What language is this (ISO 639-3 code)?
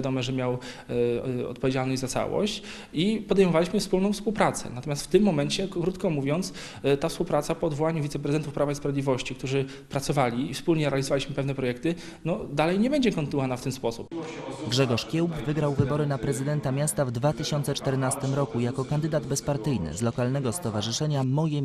pol